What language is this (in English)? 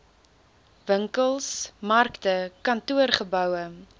Afrikaans